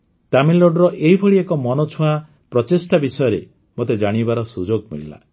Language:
Odia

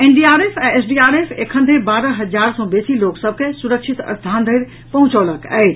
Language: Maithili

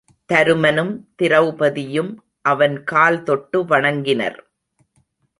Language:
Tamil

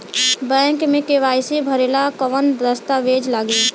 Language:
Bhojpuri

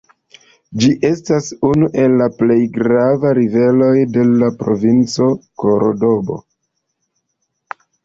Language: Esperanto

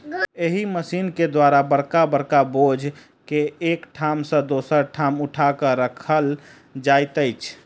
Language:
Maithili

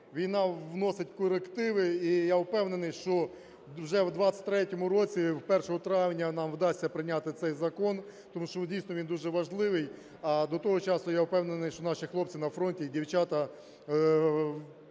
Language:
Ukrainian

